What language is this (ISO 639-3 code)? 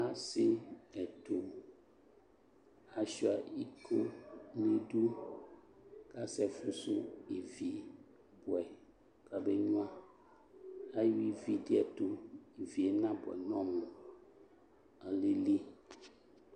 kpo